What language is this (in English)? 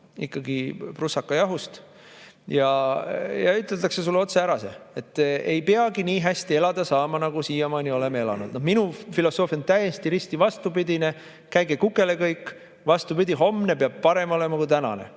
Estonian